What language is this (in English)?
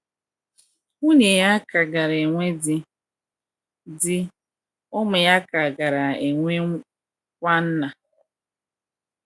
Igbo